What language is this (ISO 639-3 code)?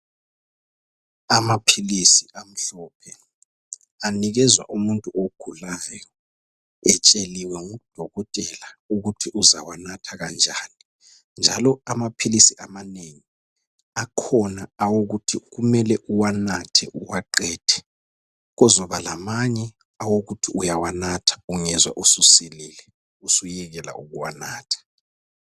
nde